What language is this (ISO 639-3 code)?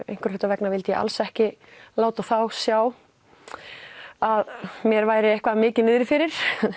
isl